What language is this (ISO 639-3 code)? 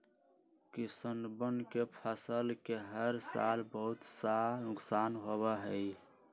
mag